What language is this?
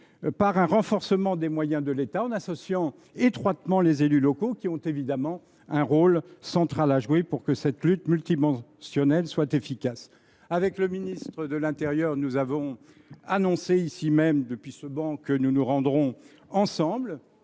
French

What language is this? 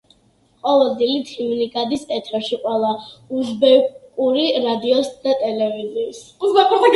Georgian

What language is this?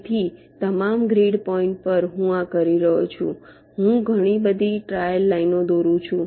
Gujarati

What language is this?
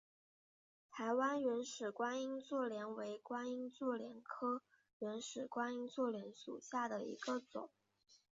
Chinese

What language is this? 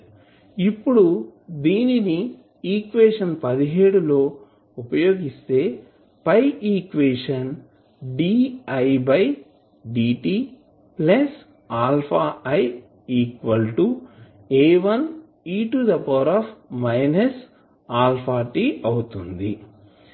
Telugu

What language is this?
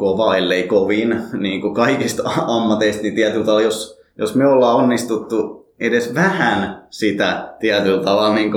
Finnish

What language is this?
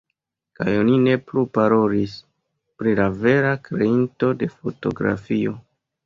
Esperanto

